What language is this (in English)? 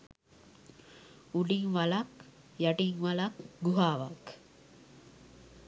Sinhala